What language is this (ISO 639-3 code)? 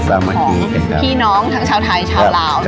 tha